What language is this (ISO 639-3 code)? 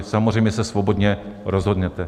ces